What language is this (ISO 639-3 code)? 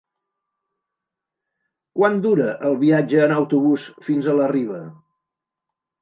cat